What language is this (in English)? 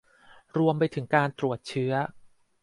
Thai